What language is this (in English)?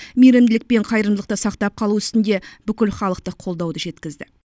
Kazakh